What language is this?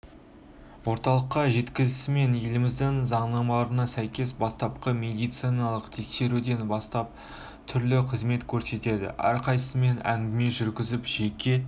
Kazakh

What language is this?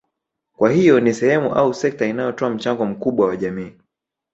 Swahili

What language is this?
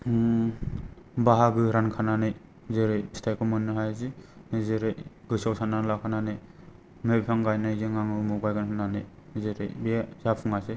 Bodo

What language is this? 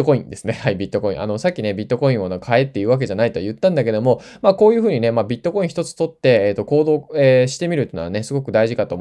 Japanese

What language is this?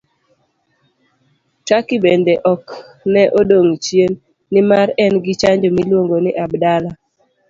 Luo (Kenya and Tanzania)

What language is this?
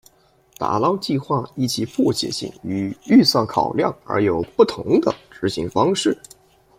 Chinese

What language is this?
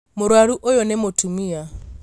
Kikuyu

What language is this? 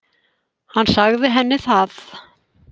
Icelandic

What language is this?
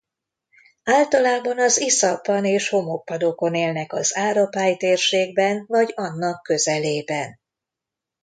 Hungarian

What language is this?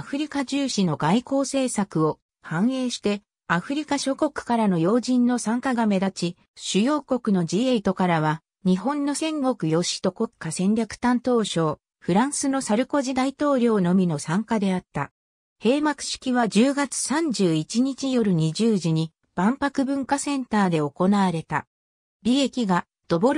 Japanese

